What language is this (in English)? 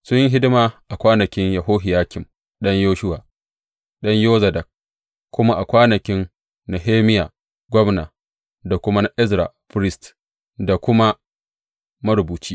Hausa